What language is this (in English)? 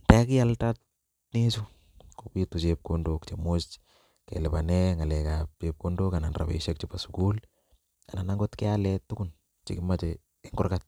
Kalenjin